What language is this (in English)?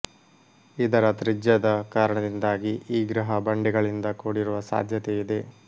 Kannada